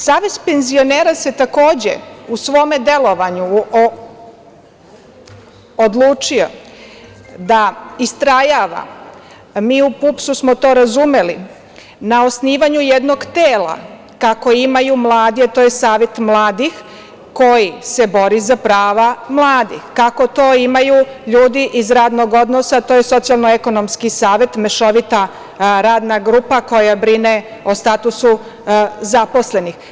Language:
Serbian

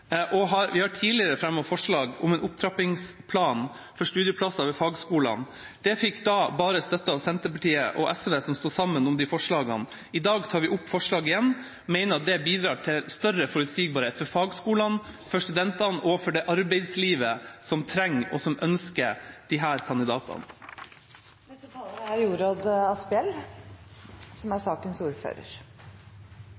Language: Norwegian Bokmål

